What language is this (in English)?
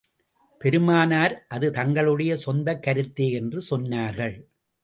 Tamil